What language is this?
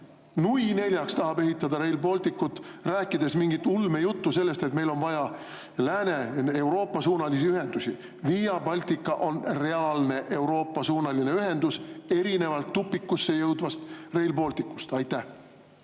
Estonian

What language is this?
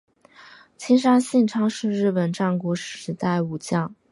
Chinese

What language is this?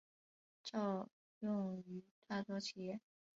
Chinese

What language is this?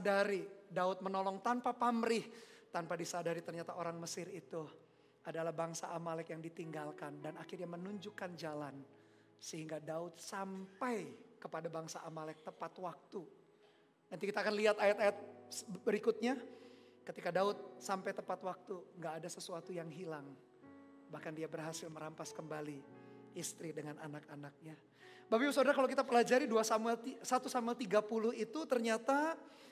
Indonesian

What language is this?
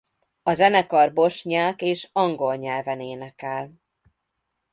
Hungarian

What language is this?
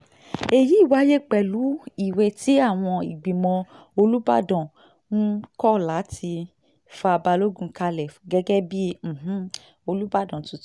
Yoruba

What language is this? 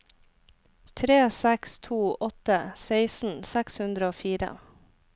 Norwegian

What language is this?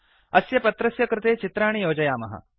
Sanskrit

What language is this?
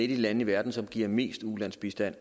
Danish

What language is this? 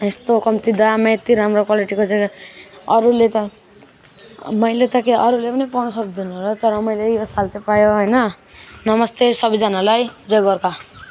Nepali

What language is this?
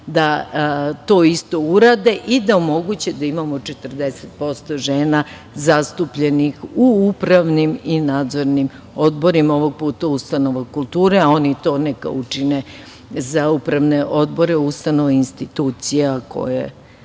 Serbian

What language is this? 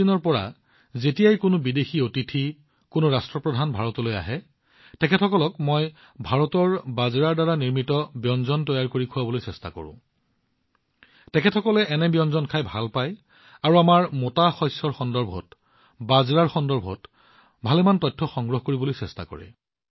Assamese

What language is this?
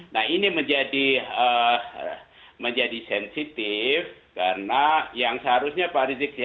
Indonesian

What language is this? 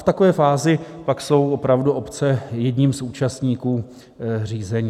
Czech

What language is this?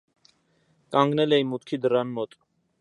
Armenian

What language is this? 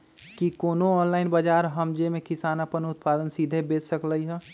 Magahi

